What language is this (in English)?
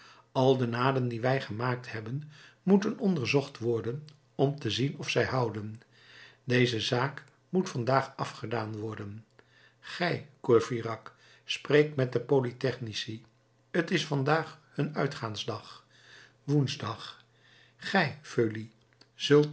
Dutch